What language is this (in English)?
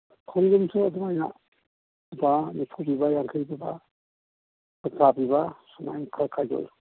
Manipuri